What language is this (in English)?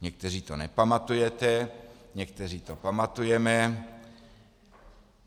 Czech